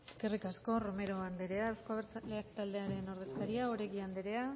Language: Basque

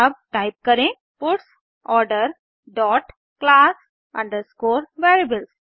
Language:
Hindi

